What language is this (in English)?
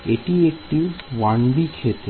Bangla